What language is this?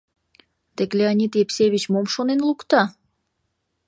Mari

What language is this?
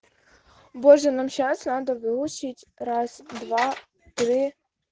Russian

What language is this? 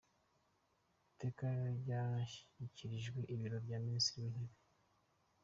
Kinyarwanda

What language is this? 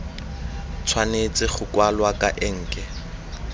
Tswana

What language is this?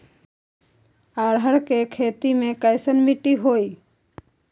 Magahi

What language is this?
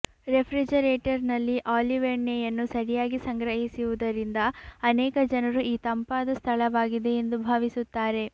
Kannada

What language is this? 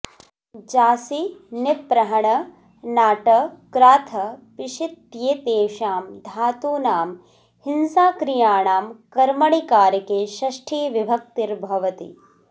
Sanskrit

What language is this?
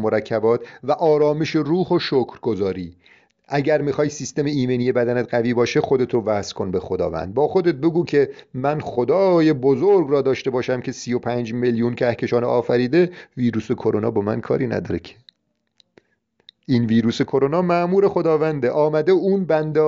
Persian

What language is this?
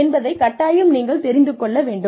Tamil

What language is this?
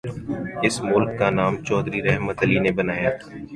Urdu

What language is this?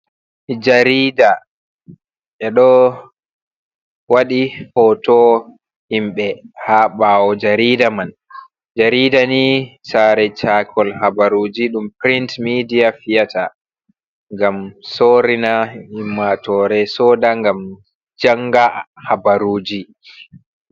Fula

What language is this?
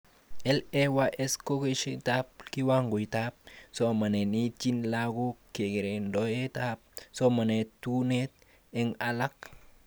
Kalenjin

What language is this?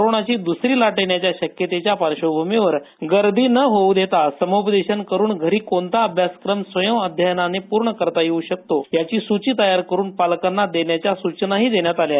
Marathi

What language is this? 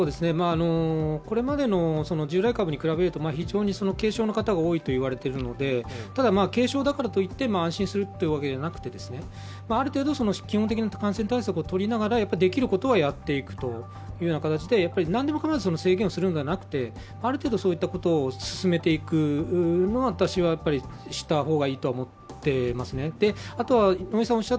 Japanese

